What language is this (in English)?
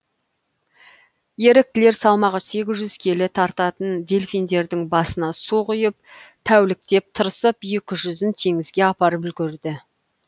Kazakh